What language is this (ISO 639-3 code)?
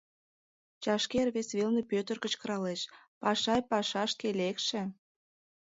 chm